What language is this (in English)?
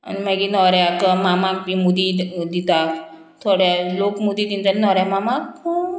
Konkani